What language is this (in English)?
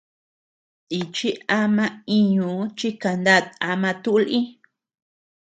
Tepeuxila Cuicatec